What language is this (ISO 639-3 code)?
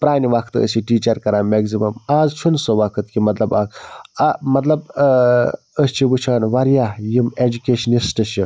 kas